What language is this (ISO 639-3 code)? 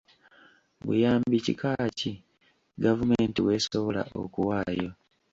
lug